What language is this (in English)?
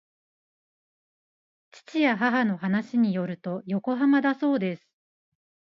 Japanese